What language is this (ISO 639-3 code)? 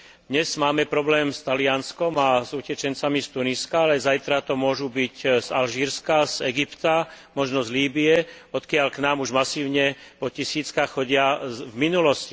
slk